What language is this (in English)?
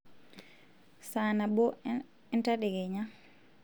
Masai